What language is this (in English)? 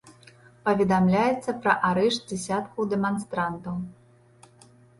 Belarusian